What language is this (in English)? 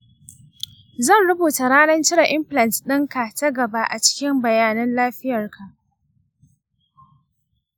Hausa